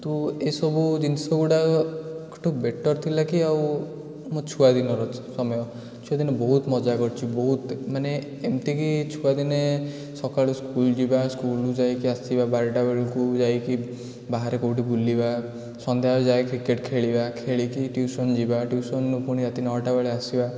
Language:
Odia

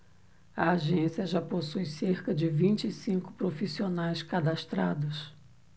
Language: Portuguese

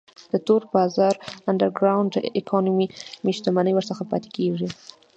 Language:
Pashto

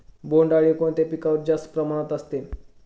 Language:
Marathi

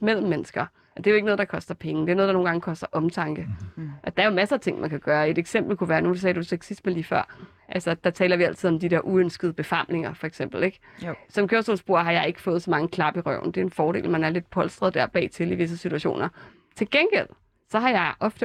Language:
Danish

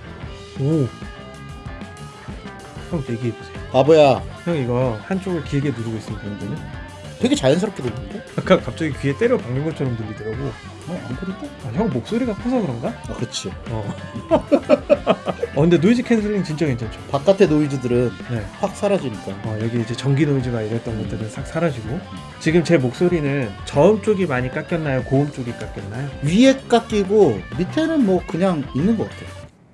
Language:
Korean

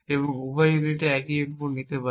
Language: Bangla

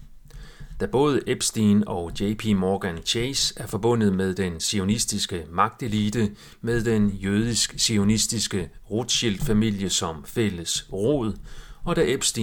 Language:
Danish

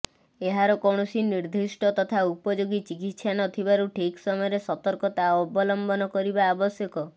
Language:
Odia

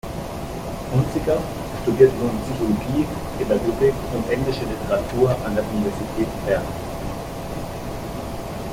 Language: German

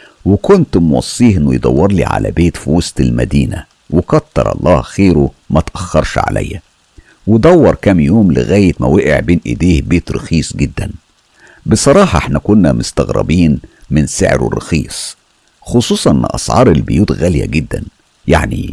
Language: Arabic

